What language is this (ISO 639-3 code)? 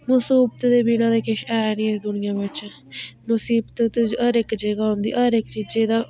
doi